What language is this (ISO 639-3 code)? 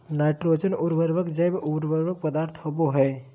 mag